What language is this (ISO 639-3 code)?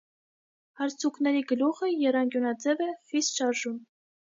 hye